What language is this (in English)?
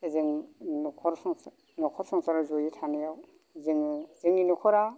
Bodo